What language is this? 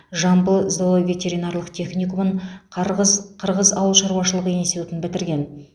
Kazakh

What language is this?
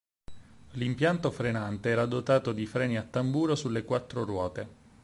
Italian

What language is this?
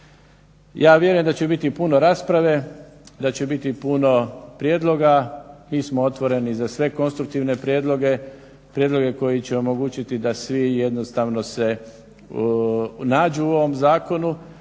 Croatian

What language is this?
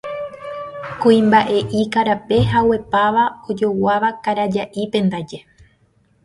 Guarani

